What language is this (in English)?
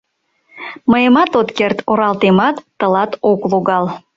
Mari